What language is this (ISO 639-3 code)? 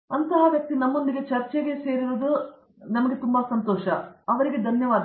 kan